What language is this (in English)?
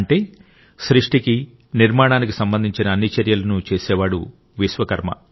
Telugu